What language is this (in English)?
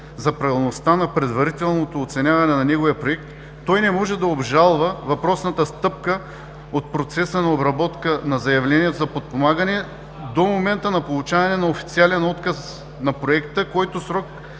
Bulgarian